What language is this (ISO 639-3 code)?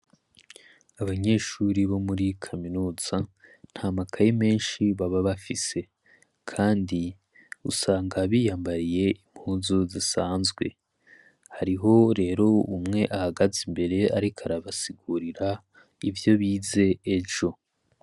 run